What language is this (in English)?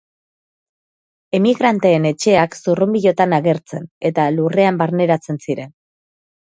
Basque